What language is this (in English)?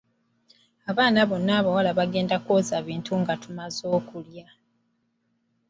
Ganda